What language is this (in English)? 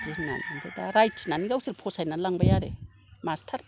Bodo